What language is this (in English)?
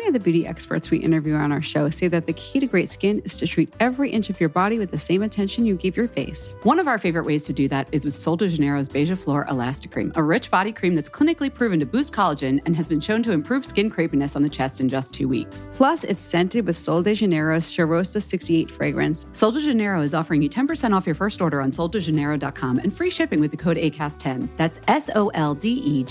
Swedish